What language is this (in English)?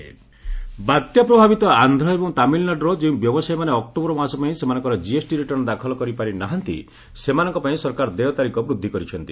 Odia